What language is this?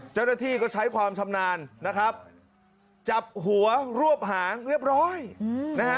Thai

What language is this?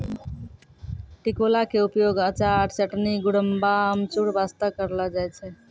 Maithili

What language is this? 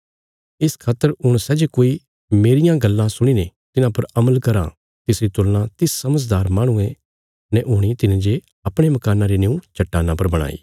Bilaspuri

